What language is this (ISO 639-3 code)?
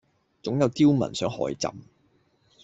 yue